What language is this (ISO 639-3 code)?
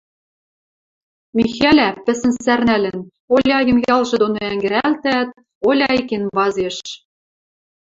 mrj